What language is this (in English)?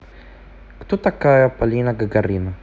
Russian